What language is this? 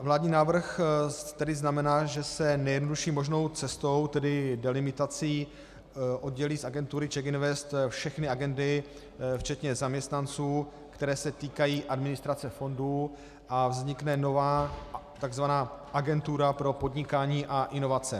Czech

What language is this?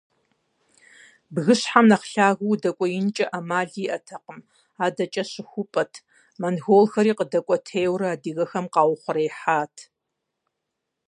Kabardian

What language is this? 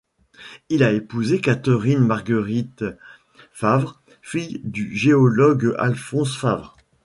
French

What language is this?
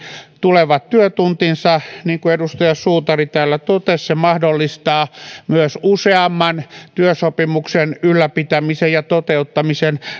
Finnish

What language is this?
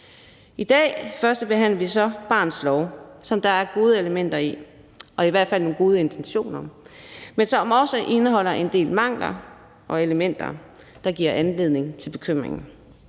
Danish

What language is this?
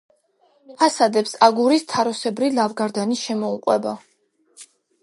Georgian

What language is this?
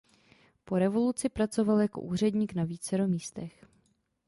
Czech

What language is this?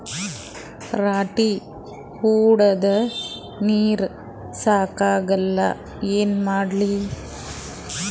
Kannada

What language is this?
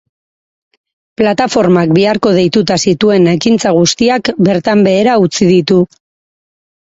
Basque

